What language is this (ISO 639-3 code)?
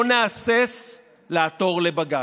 heb